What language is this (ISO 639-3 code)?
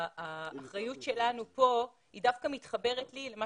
heb